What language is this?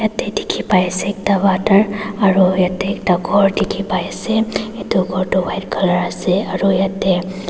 Naga Pidgin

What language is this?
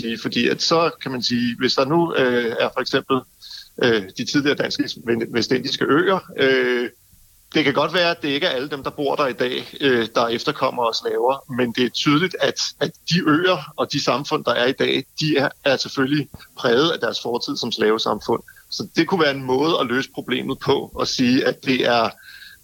Danish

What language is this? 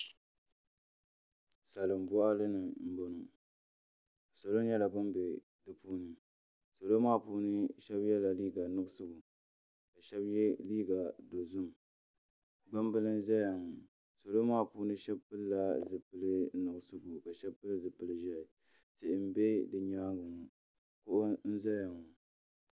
Dagbani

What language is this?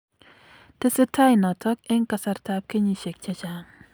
Kalenjin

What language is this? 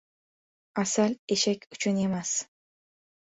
Uzbek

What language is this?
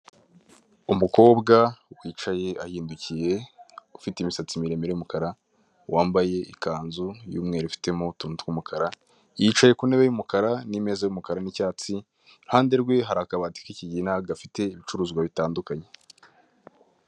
Kinyarwanda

